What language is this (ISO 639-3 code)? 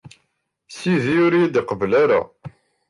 kab